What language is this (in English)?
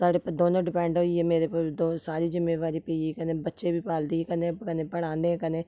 Dogri